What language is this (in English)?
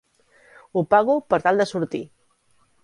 Catalan